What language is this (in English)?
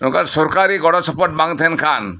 Santali